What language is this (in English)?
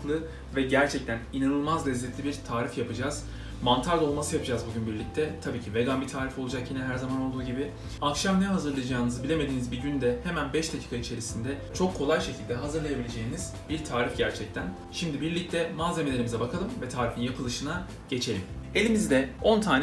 Turkish